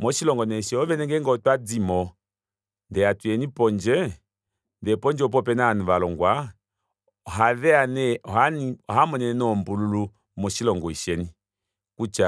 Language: Kuanyama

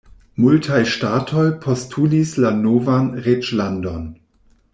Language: Esperanto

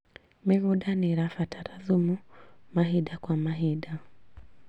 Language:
Kikuyu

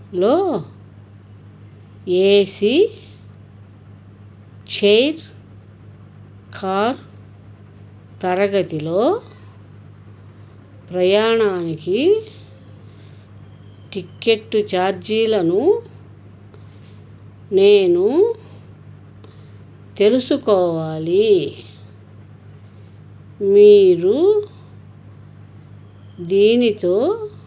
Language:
Telugu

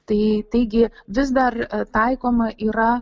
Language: Lithuanian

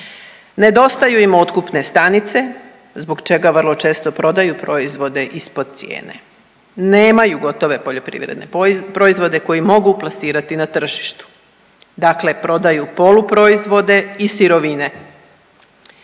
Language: Croatian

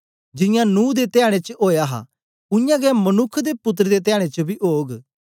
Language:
Dogri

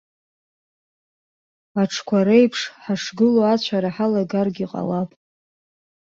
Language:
Abkhazian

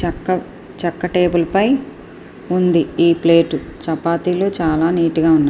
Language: Telugu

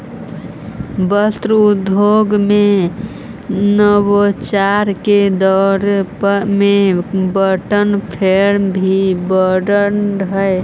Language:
Magahi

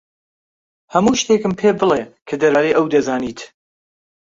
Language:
Central Kurdish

